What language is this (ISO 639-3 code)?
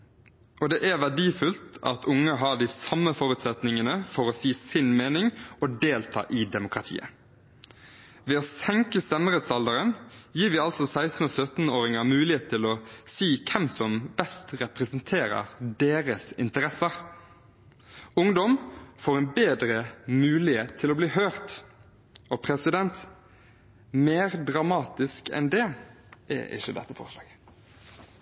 nob